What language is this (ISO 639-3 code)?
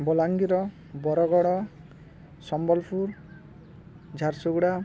ori